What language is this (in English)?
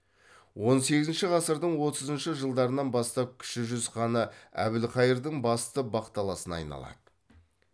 Kazakh